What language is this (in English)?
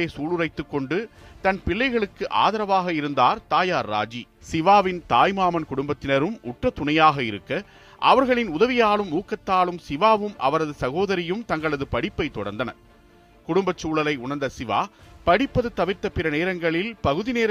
Tamil